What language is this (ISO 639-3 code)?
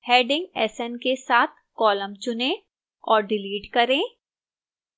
hin